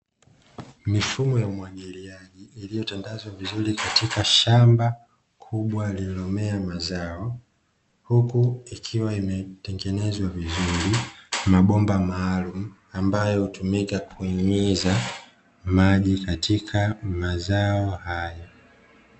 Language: Swahili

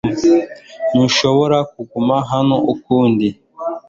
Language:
Kinyarwanda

